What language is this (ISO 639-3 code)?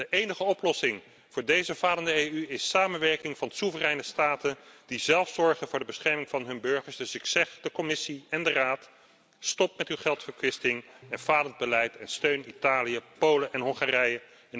nld